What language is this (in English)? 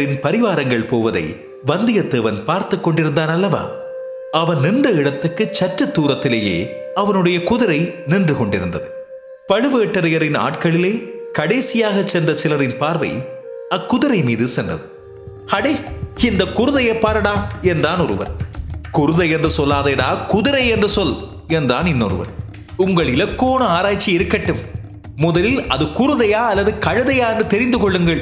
Tamil